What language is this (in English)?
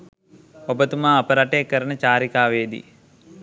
Sinhala